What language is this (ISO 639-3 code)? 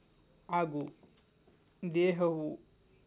kan